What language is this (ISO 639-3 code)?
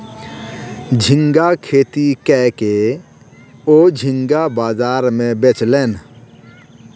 mai